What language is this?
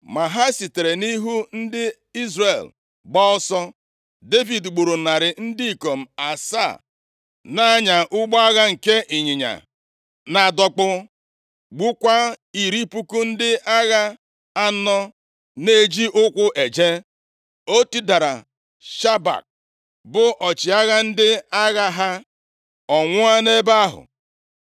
Igbo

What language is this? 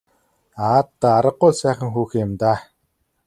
Mongolian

